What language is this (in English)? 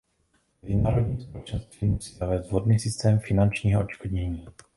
Czech